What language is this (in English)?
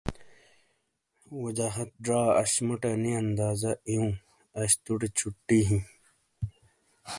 Shina